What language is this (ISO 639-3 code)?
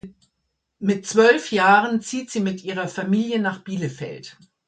deu